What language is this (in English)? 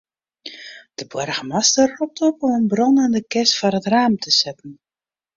Western Frisian